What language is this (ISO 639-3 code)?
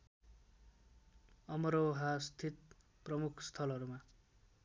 nep